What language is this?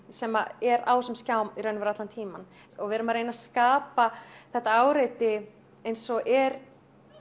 Icelandic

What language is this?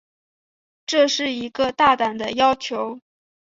Chinese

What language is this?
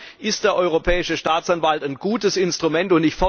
German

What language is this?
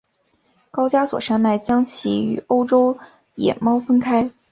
Chinese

